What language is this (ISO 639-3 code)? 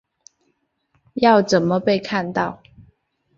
zho